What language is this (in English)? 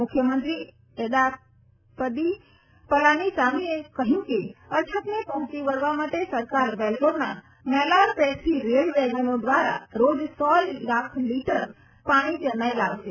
Gujarati